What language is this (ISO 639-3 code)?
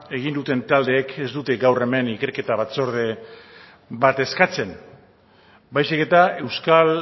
eus